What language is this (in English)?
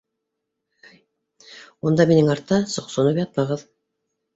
Bashkir